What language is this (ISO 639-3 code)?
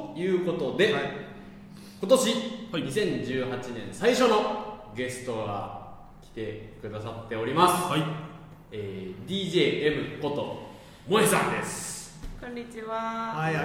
jpn